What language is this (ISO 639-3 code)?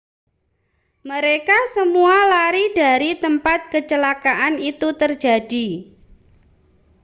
ind